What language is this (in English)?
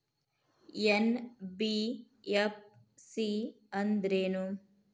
Kannada